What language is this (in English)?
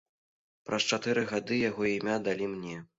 Belarusian